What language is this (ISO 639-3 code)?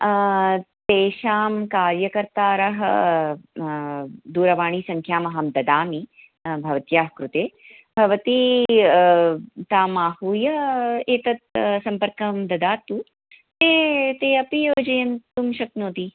san